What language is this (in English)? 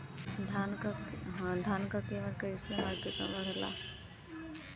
Bhojpuri